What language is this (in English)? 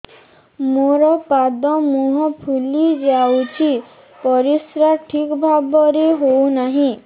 Odia